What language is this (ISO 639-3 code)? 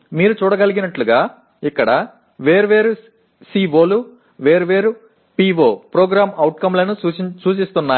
tel